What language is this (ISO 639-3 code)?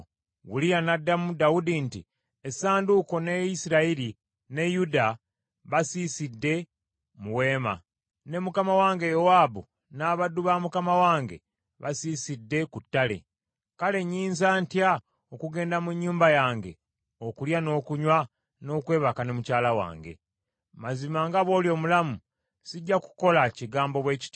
lug